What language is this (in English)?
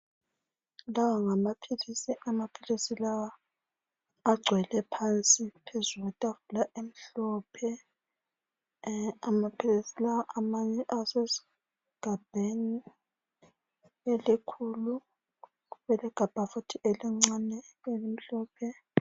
North Ndebele